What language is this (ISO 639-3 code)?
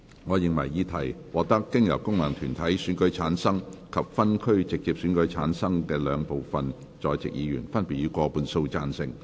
yue